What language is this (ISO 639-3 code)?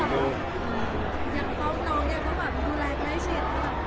tha